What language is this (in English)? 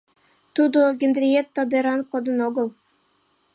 Mari